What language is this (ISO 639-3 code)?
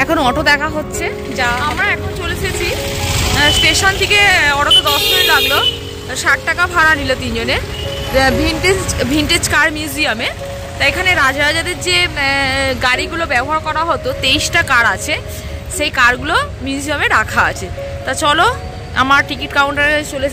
hin